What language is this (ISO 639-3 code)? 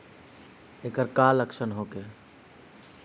bho